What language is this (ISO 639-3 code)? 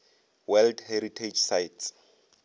nso